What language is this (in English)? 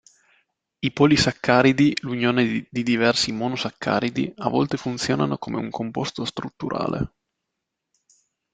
Italian